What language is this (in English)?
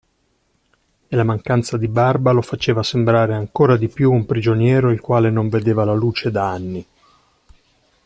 Italian